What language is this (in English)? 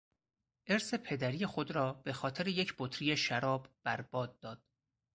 Persian